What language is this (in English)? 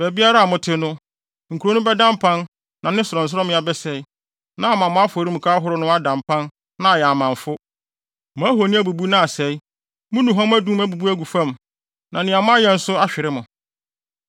Akan